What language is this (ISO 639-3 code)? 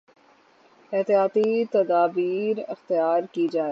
urd